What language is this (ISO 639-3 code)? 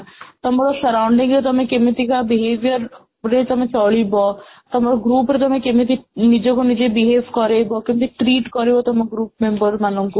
ori